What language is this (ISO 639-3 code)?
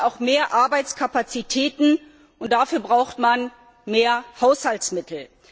deu